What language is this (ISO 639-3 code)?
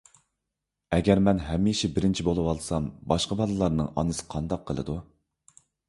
uig